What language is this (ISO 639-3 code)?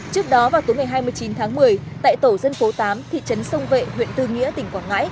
vie